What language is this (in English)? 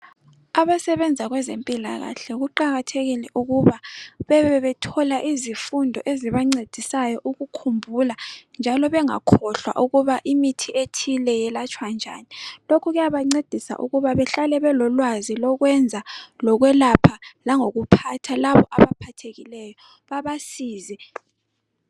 North Ndebele